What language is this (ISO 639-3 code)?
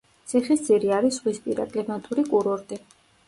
kat